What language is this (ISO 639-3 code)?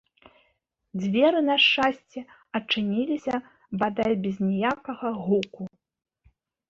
bel